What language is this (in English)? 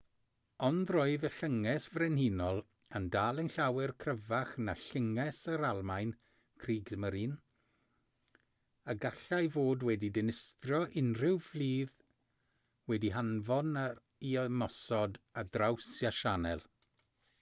Welsh